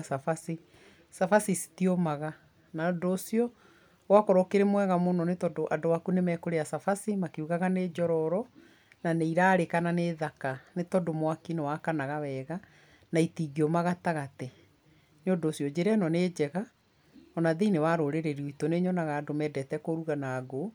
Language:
Kikuyu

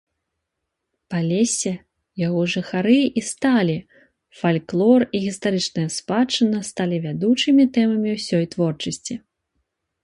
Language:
Belarusian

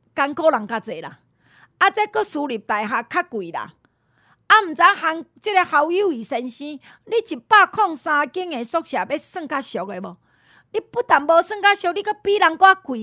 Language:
Chinese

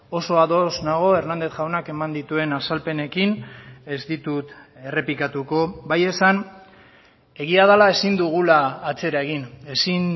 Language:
Basque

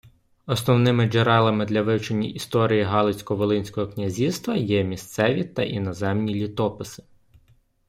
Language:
Ukrainian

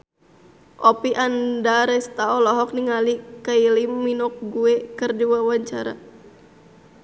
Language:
Sundanese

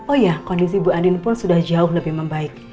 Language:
Indonesian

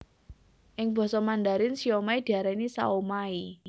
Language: Javanese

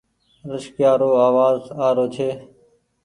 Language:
Goaria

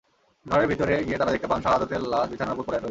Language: Bangla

